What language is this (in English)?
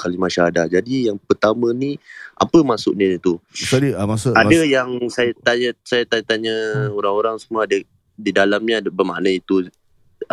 Malay